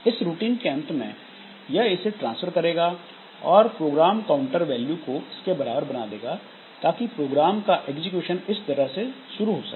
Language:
Hindi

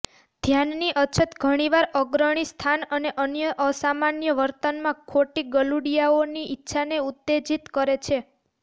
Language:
Gujarati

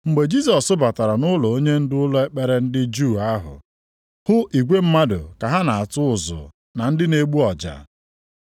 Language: Igbo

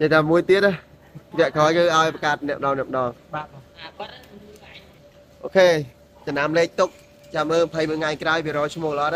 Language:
Vietnamese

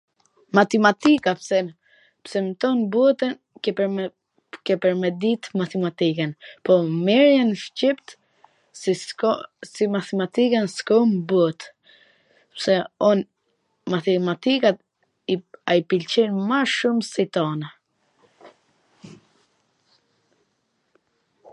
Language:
Gheg Albanian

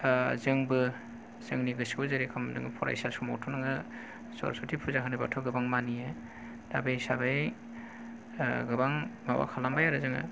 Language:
Bodo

